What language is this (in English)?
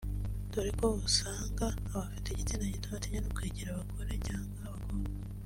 Kinyarwanda